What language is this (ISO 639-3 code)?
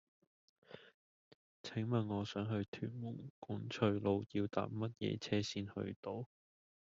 yue